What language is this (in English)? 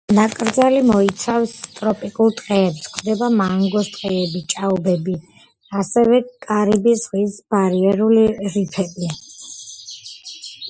Georgian